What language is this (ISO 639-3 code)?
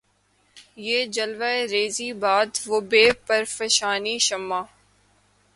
urd